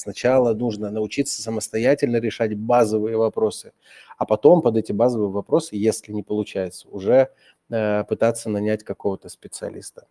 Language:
Russian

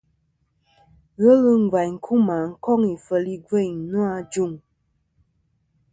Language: Kom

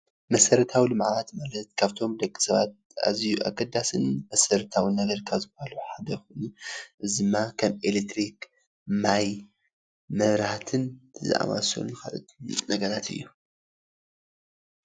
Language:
Tigrinya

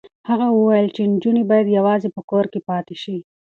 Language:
Pashto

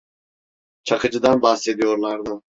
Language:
Turkish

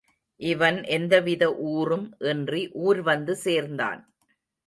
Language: Tamil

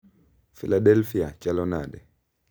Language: Luo (Kenya and Tanzania)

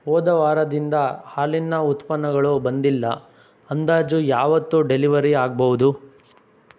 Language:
Kannada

